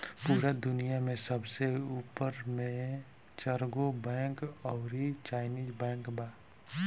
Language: Bhojpuri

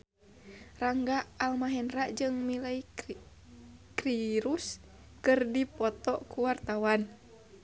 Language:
Sundanese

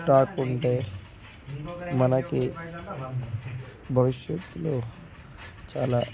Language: Telugu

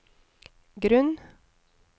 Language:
Norwegian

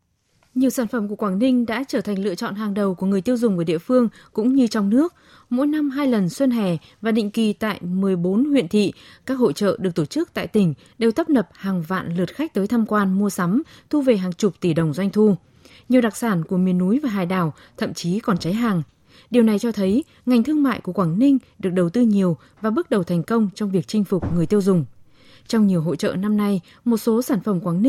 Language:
Vietnamese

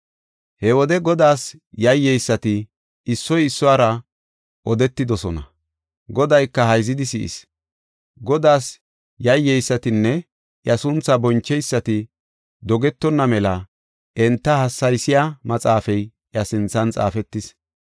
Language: Gofa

